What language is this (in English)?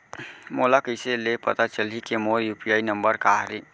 Chhattisgarhi